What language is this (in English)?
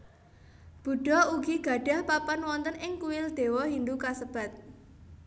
Javanese